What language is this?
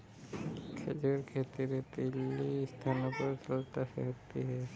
Hindi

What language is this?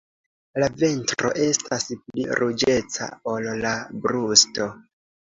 Esperanto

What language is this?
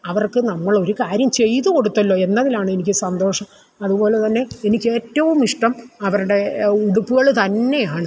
Malayalam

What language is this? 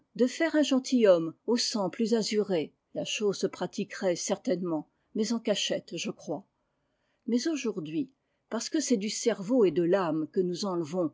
French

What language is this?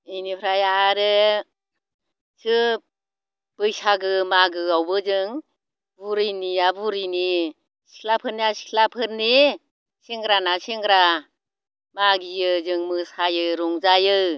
Bodo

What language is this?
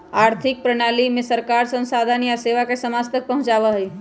Magahi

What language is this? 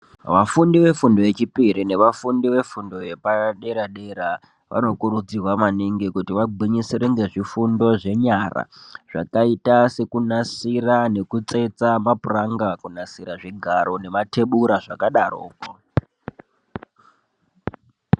Ndau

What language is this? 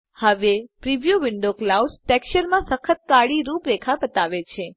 Gujarati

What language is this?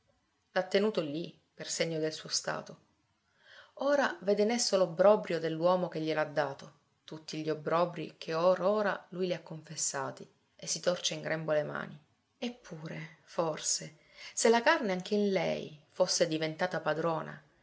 Italian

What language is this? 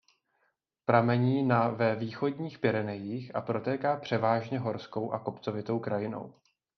Czech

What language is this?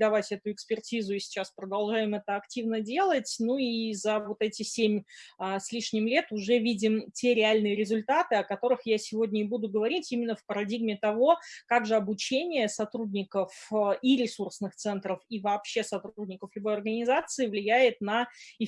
Russian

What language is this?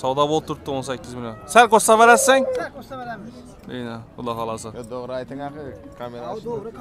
Turkish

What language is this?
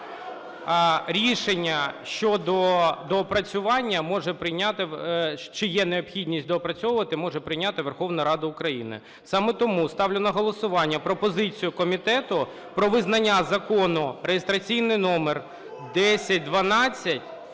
Ukrainian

